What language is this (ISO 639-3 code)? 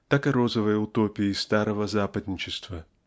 rus